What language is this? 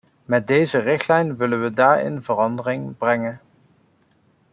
Dutch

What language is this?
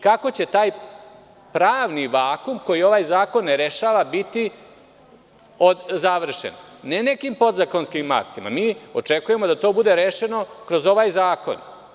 Serbian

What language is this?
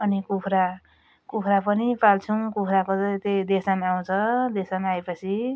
Nepali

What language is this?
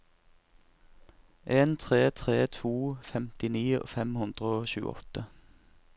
Norwegian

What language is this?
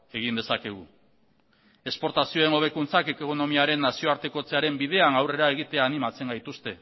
Basque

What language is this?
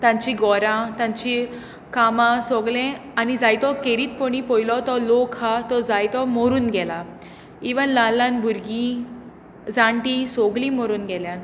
Konkani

